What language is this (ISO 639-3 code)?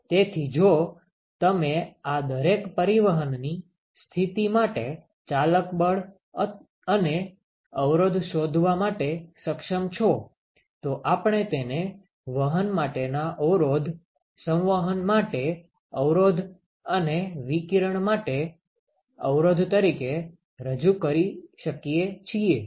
guj